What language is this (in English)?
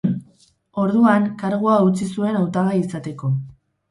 Basque